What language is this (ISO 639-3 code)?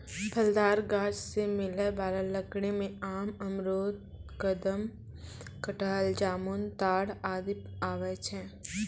mai